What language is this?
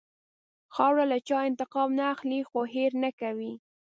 Pashto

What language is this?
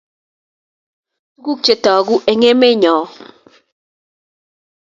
Kalenjin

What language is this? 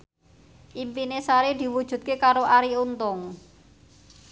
Javanese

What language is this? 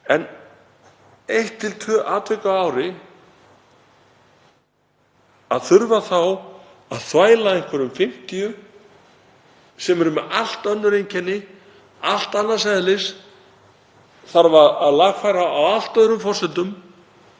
Icelandic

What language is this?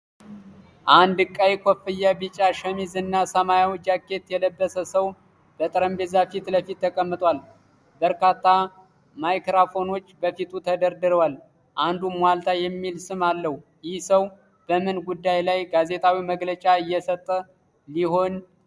Amharic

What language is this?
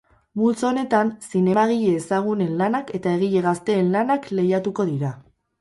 Basque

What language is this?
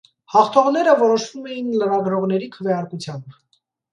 Armenian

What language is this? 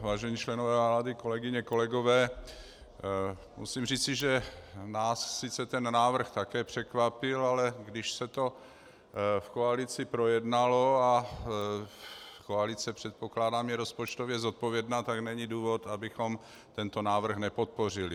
Czech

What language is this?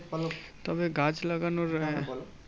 Bangla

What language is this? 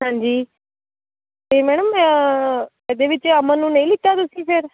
Punjabi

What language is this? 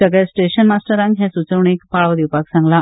Konkani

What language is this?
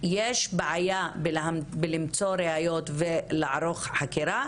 Hebrew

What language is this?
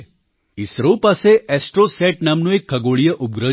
Gujarati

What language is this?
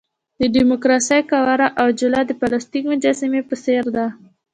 Pashto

